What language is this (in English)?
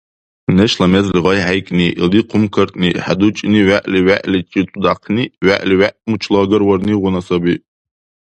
Dargwa